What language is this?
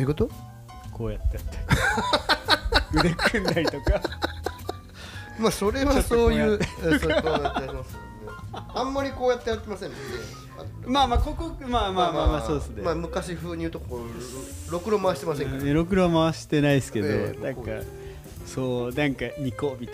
Japanese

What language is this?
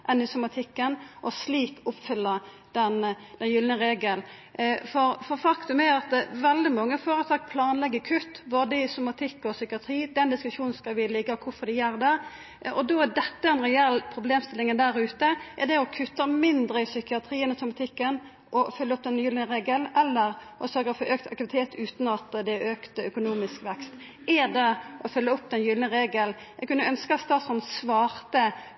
Norwegian Nynorsk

